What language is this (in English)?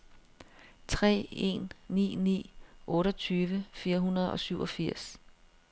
Danish